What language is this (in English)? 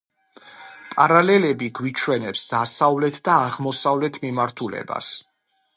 Georgian